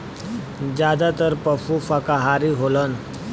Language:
Bhojpuri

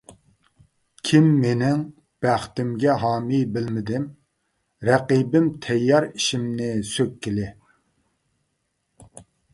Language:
Uyghur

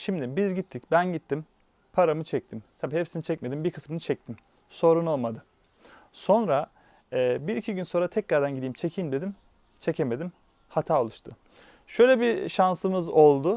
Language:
Turkish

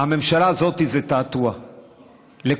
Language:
Hebrew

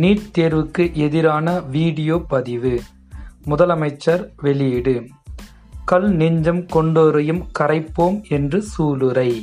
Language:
Tamil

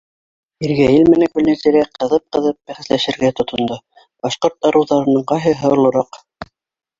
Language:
Bashkir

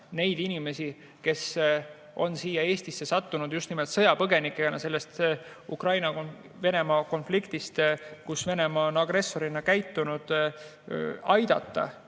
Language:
Estonian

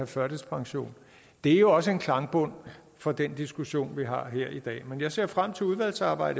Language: Danish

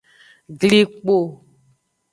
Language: Aja (Benin)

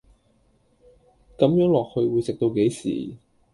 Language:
Cantonese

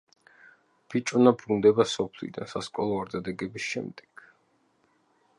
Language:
Georgian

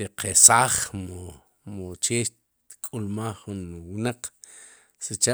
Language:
Sipacapense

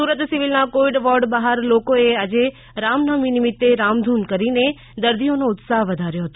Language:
Gujarati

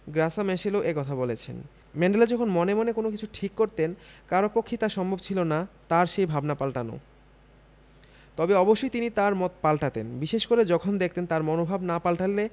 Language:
Bangla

